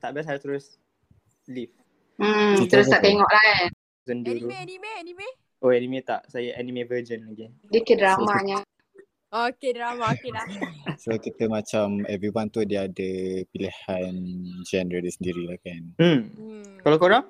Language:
Malay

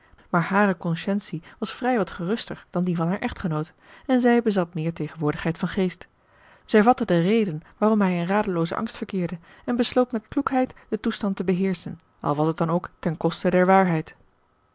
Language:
Dutch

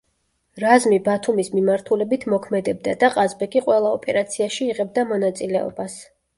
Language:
Georgian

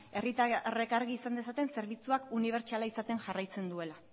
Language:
Basque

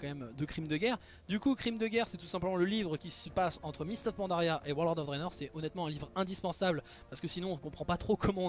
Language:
French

